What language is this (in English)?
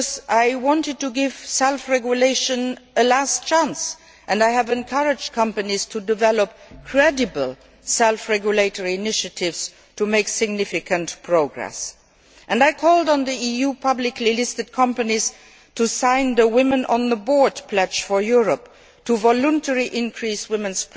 English